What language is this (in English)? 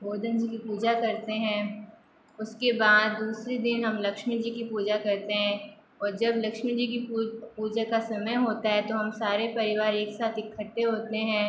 Hindi